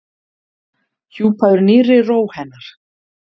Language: Icelandic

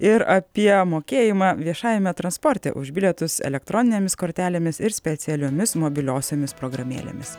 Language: Lithuanian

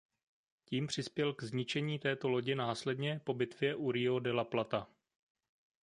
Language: Czech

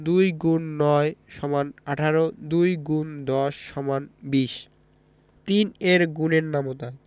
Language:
Bangla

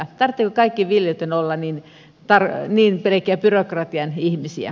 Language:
Finnish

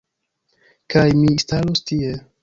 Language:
Esperanto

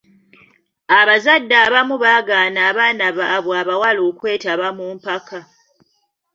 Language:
Ganda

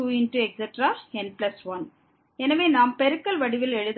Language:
Tamil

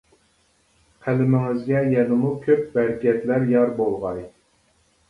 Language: Uyghur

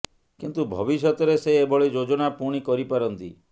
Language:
Odia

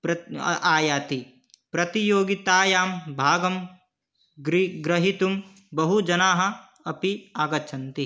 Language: Sanskrit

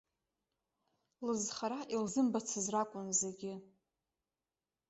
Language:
Abkhazian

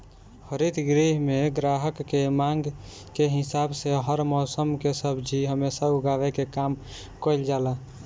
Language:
Bhojpuri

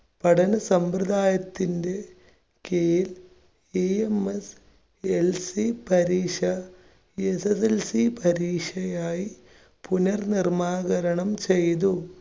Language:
Malayalam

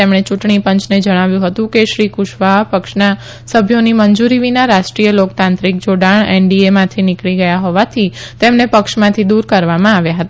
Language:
Gujarati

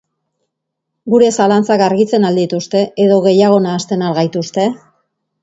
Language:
Basque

